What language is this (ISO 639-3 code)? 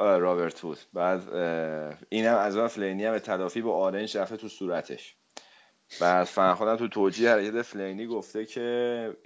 fas